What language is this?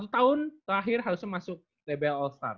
Indonesian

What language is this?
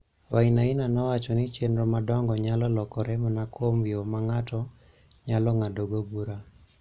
Luo (Kenya and Tanzania)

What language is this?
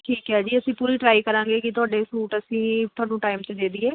Punjabi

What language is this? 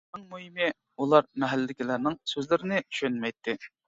Uyghur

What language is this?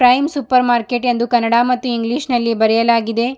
Kannada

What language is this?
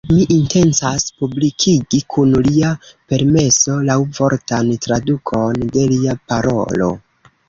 Esperanto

